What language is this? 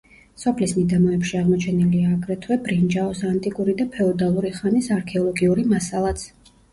Georgian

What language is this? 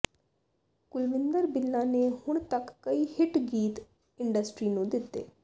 Punjabi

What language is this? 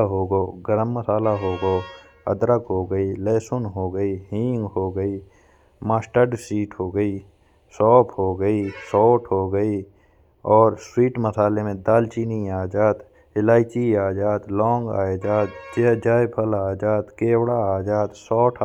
Bundeli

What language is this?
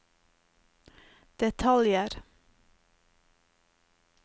Norwegian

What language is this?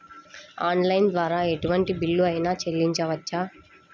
Telugu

